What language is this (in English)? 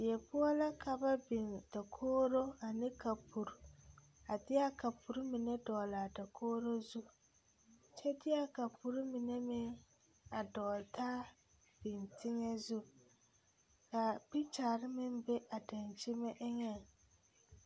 Southern Dagaare